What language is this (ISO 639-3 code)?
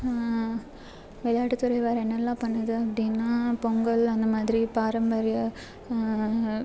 tam